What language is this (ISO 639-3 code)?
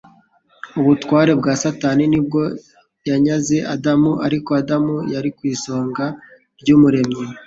kin